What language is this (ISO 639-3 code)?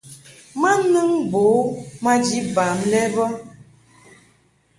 mhk